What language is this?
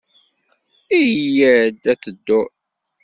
Kabyle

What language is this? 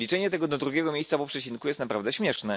Polish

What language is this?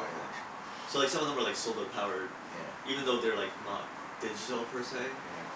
English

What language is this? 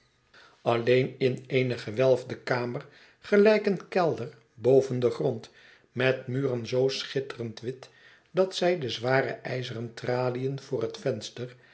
Dutch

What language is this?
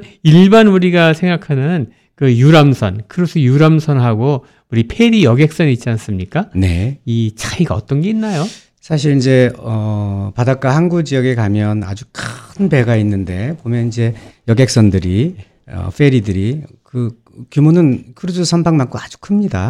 Korean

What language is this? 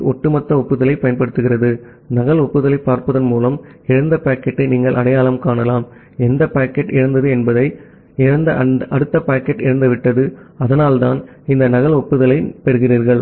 Tamil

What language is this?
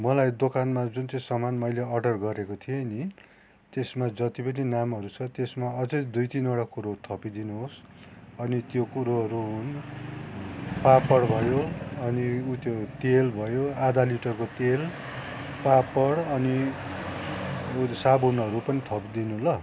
Nepali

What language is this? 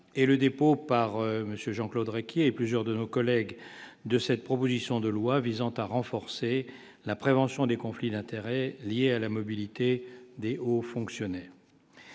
French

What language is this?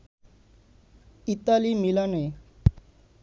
Bangla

